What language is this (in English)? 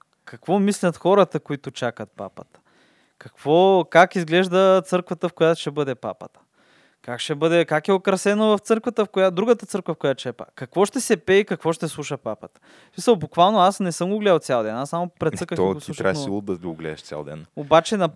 Bulgarian